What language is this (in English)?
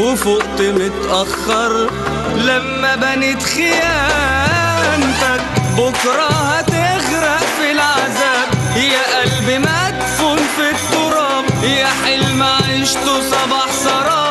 Arabic